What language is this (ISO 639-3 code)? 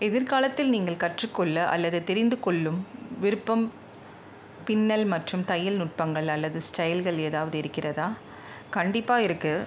tam